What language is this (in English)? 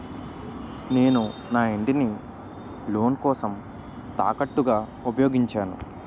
Telugu